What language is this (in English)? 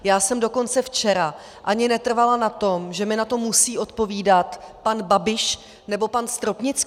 Czech